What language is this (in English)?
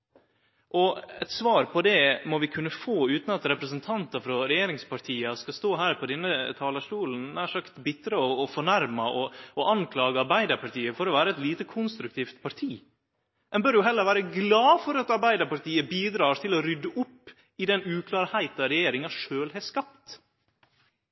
Norwegian Nynorsk